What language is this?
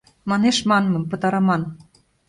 Mari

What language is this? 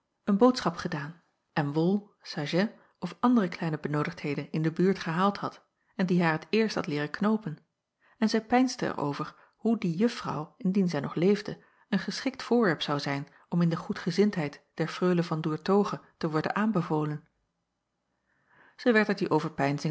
Dutch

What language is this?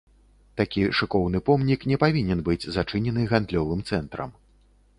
Belarusian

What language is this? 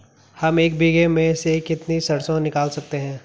Hindi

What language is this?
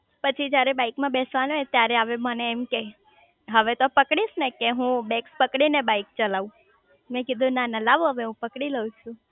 Gujarati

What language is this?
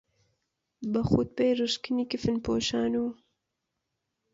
Central Kurdish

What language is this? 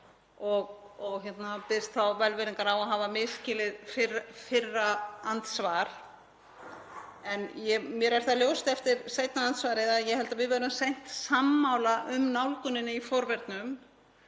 Icelandic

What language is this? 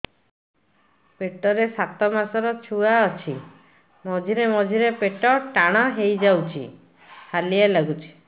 Odia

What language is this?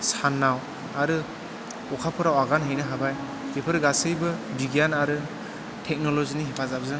Bodo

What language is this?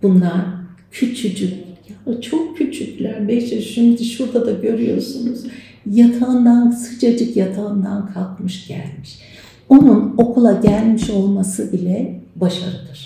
Turkish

